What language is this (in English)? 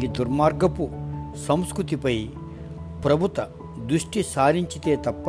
Telugu